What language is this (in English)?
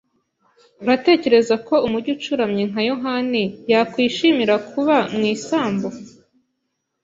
Kinyarwanda